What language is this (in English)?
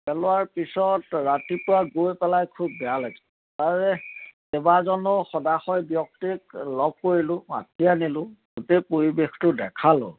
Assamese